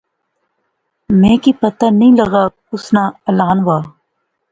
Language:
Pahari-Potwari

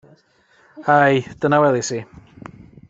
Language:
Welsh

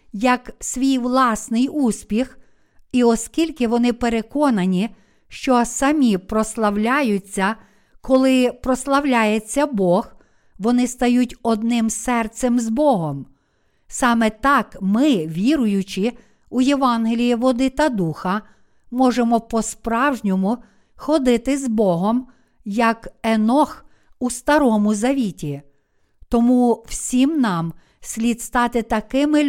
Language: Ukrainian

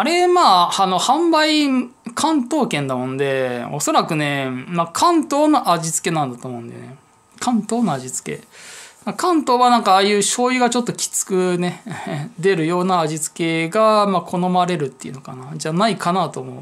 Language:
Japanese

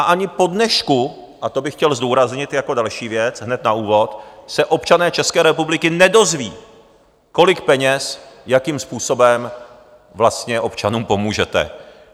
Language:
Czech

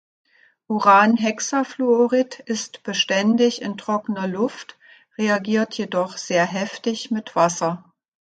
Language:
German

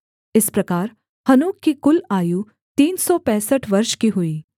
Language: Hindi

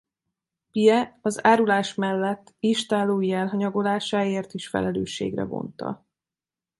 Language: Hungarian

